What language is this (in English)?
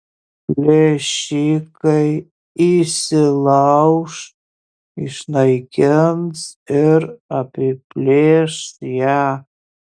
Lithuanian